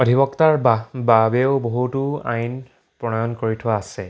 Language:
Assamese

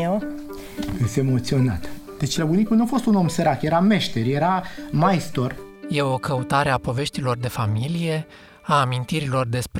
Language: Romanian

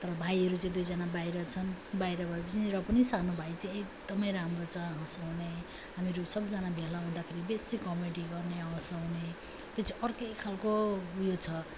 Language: Nepali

